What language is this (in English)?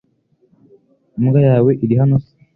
Kinyarwanda